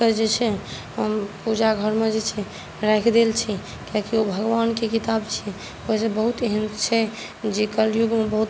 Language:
Maithili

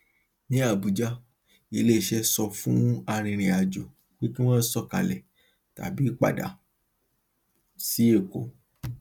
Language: Yoruba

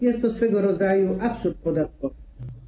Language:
Polish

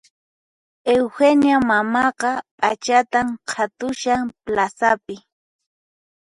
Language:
Puno Quechua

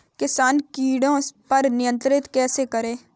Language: Hindi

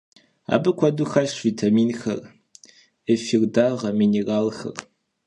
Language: Kabardian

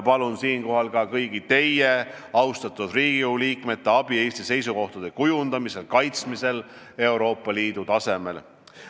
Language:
Estonian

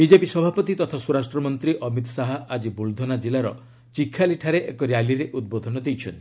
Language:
Odia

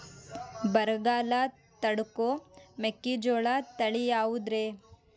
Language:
Kannada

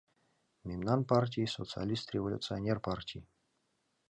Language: Mari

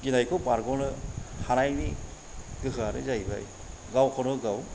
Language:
Bodo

